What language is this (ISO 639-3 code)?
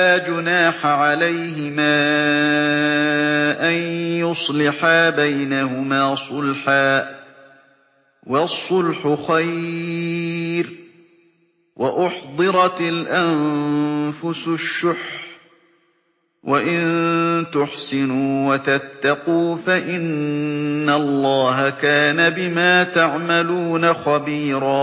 ara